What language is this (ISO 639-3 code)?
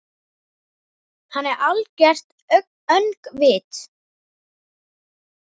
isl